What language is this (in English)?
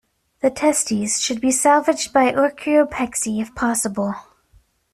English